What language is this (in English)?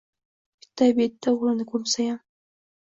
Uzbek